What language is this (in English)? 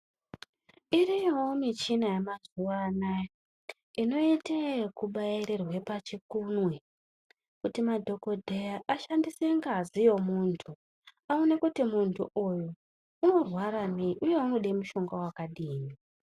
Ndau